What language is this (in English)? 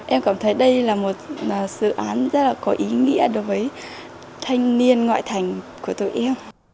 Vietnamese